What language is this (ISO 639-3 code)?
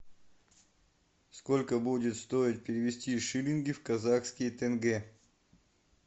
rus